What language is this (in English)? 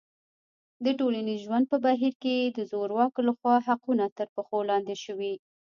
Pashto